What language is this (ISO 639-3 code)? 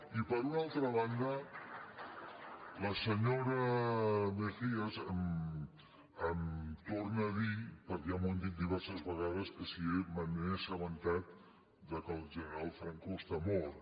cat